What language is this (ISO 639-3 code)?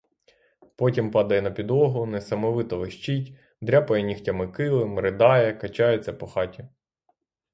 ukr